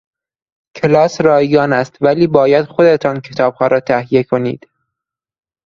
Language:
Persian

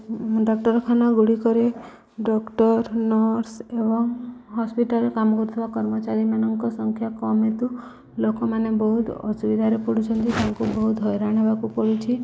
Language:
Odia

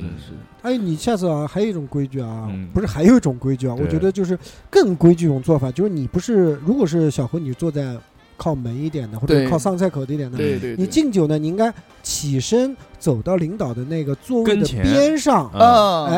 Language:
Chinese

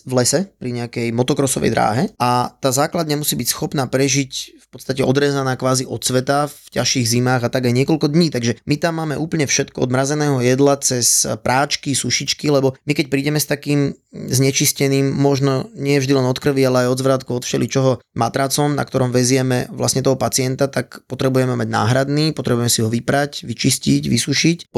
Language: Slovak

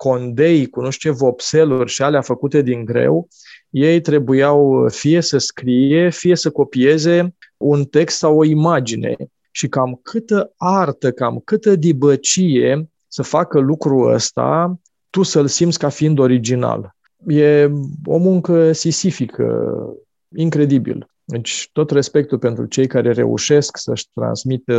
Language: Romanian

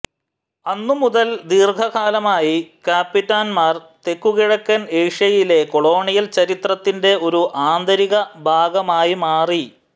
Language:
Malayalam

